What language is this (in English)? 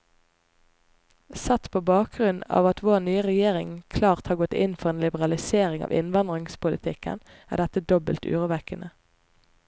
Norwegian